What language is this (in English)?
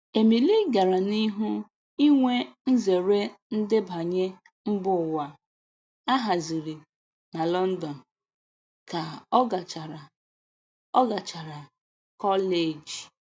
Igbo